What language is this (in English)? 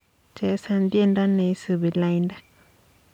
Kalenjin